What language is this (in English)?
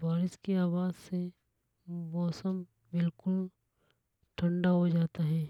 Hadothi